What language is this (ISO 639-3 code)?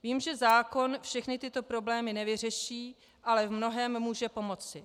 ces